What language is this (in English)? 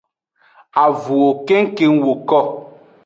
Aja (Benin)